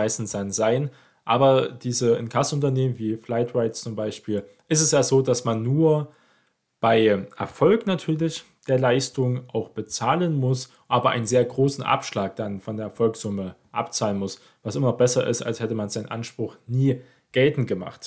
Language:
German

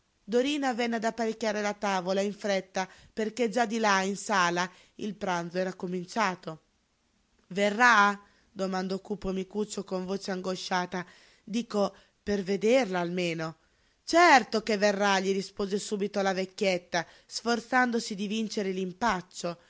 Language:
Italian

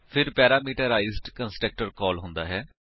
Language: Punjabi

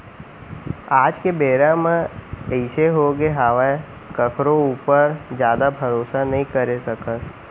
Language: Chhattisgarhi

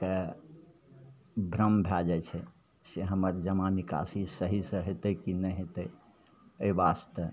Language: Maithili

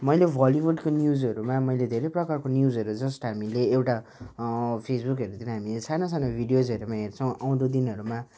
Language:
Nepali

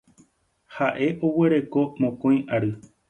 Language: Guarani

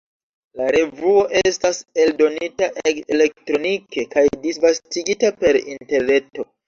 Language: Esperanto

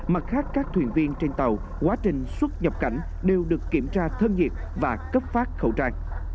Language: Vietnamese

